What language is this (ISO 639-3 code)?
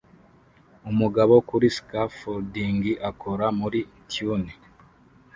kin